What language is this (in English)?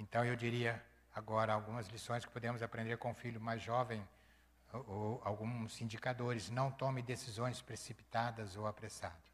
Portuguese